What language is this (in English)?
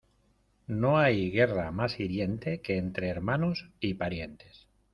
Spanish